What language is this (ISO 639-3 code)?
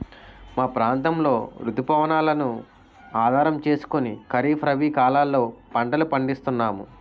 tel